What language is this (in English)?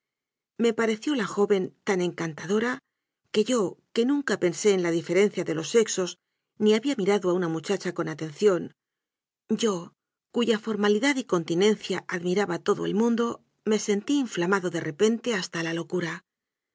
Spanish